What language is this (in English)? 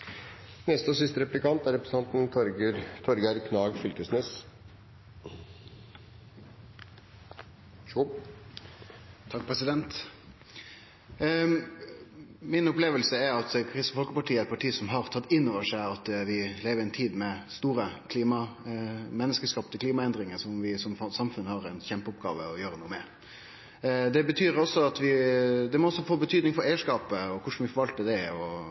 Norwegian Nynorsk